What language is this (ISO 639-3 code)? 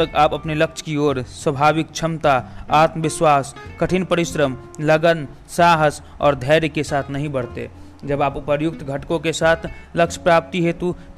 hin